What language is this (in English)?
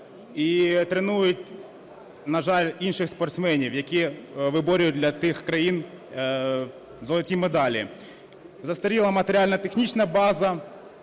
Ukrainian